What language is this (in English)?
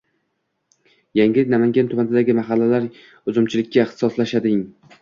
Uzbek